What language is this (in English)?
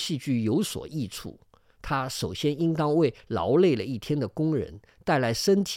Chinese